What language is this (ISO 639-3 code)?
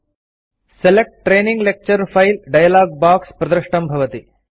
san